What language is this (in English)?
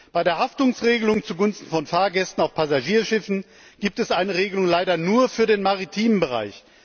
German